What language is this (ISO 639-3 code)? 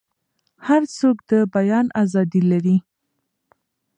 pus